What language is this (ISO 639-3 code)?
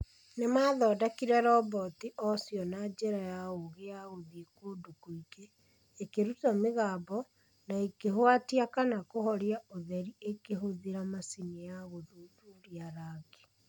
kik